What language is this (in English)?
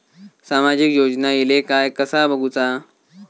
Marathi